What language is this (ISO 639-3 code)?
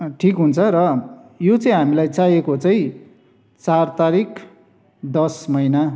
nep